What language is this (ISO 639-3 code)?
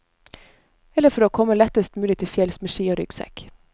nor